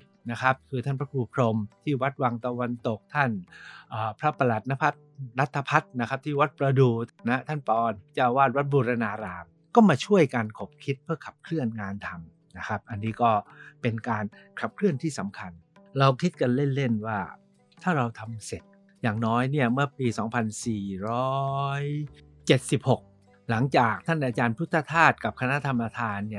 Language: Thai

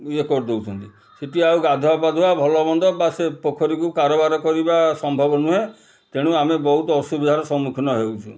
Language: Odia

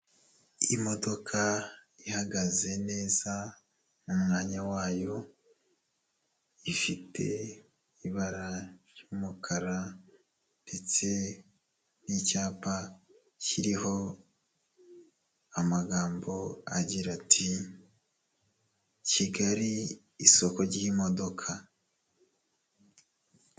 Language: Kinyarwanda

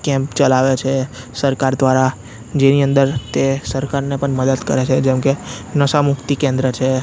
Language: Gujarati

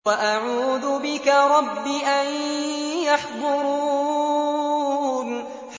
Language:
Arabic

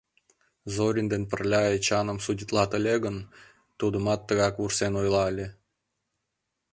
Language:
Mari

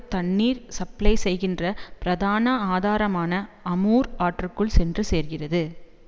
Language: Tamil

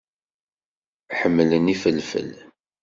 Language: Kabyle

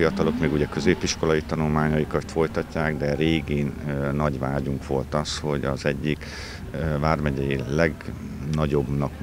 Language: Hungarian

